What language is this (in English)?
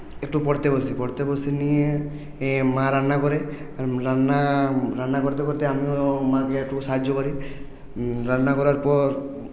Bangla